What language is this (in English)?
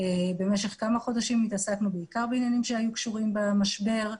Hebrew